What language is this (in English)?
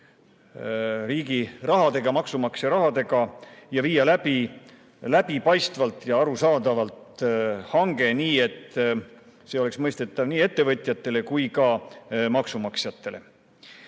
Estonian